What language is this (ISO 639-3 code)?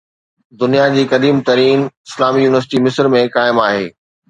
snd